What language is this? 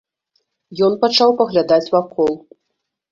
Belarusian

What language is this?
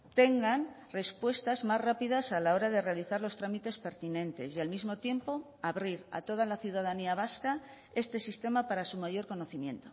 Spanish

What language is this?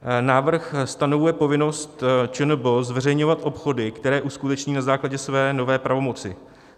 Czech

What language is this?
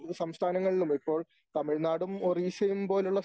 Malayalam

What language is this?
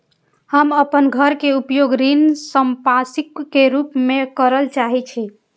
Maithili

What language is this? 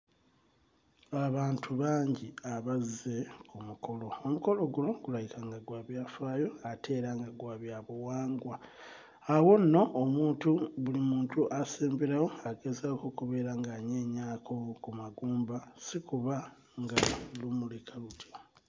Ganda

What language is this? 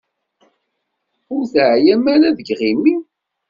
Kabyle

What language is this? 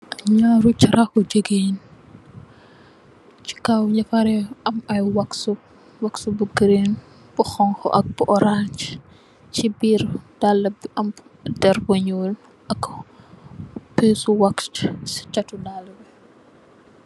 Wolof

